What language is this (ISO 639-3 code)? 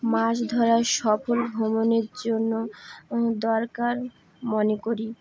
ben